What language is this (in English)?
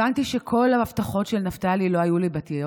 Hebrew